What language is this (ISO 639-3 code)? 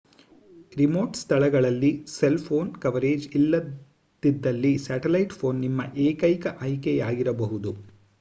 kan